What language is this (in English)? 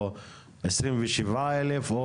Hebrew